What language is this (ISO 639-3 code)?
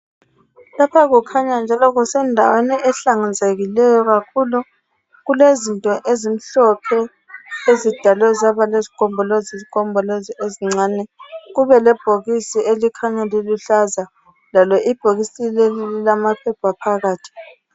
nde